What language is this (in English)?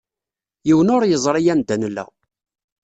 Kabyle